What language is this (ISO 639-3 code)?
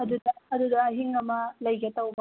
mni